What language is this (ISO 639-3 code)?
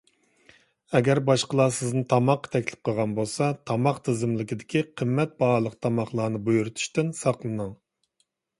uig